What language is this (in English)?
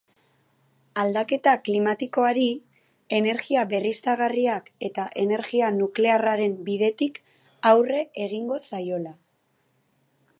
Basque